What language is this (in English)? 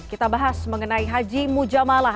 Indonesian